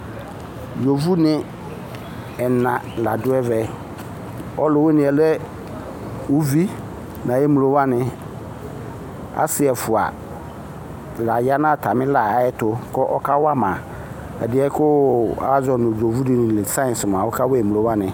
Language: Ikposo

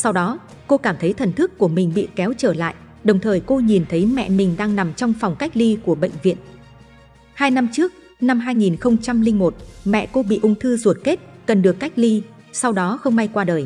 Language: Vietnamese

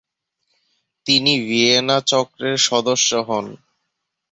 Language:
Bangla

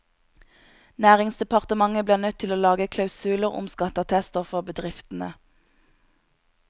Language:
Norwegian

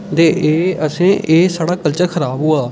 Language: Dogri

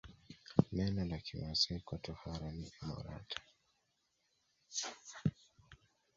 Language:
Swahili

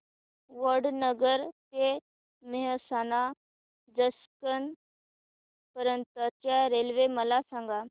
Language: Marathi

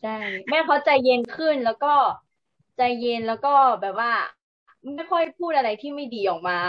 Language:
Thai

